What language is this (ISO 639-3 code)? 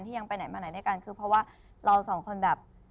tha